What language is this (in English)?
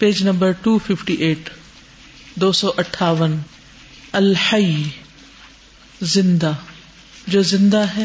Urdu